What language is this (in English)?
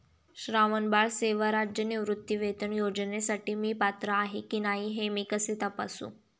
Marathi